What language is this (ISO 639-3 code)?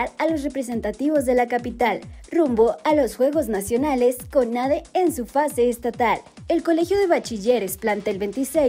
spa